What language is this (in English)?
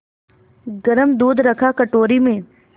Hindi